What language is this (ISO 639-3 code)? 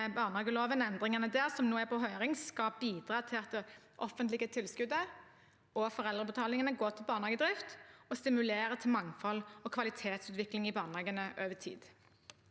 nor